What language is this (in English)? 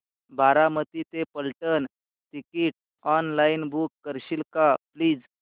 Marathi